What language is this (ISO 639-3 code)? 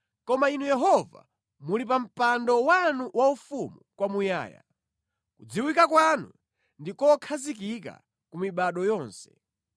nya